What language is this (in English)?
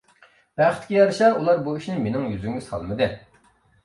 Uyghur